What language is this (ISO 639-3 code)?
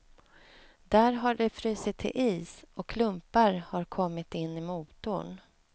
swe